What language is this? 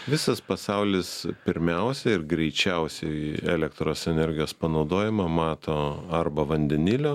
Lithuanian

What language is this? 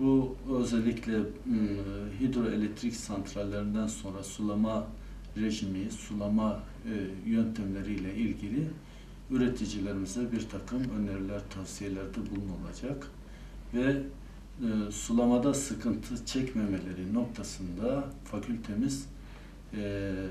Turkish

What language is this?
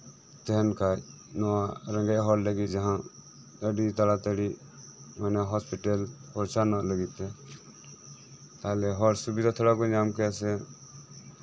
Santali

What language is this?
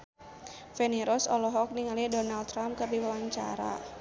Sundanese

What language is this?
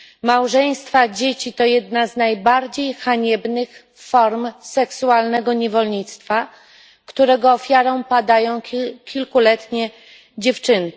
Polish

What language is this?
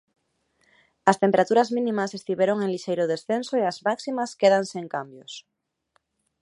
Galician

